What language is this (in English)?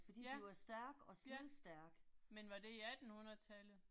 Danish